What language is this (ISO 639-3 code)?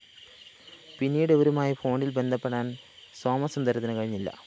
mal